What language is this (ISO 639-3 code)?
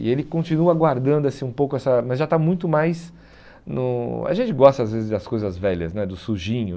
por